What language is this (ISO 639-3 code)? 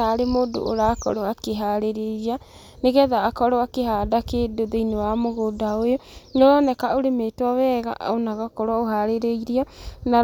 kik